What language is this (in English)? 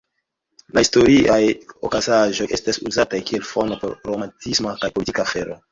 Esperanto